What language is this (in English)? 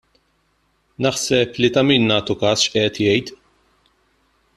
Maltese